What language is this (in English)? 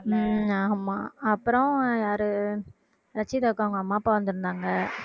Tamil